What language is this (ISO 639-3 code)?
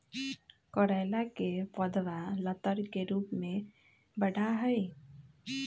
mag